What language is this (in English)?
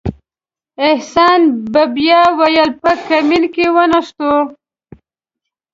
Pashto